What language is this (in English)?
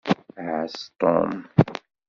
Kabyle